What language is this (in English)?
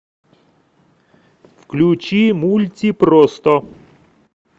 Russian